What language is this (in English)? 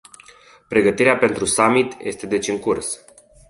Romanian